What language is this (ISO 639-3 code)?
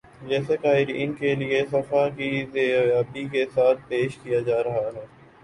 urd